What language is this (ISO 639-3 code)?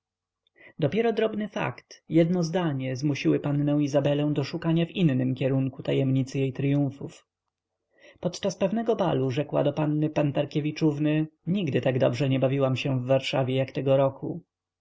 pol